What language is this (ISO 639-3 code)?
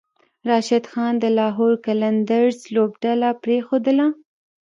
pus